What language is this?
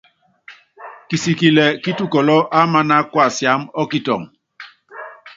Yangben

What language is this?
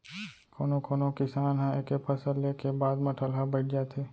Chhattisgarhi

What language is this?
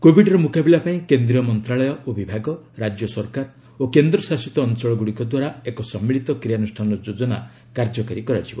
Odia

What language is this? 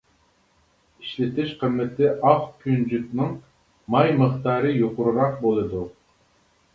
Uyghur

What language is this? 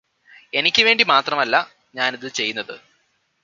Malayalam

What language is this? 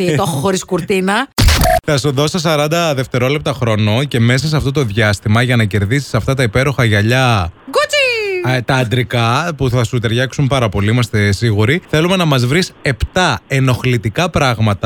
Greek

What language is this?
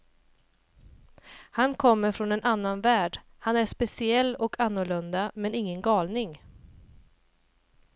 Swedish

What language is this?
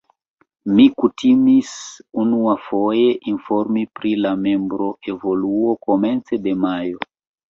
Esperanto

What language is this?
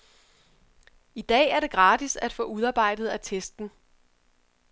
Danish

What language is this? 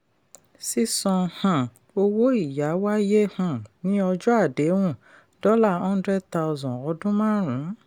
Yoruba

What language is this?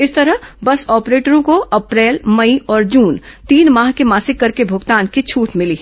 Hindi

